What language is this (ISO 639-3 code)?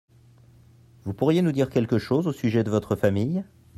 fra